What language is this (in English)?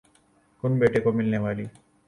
Urdu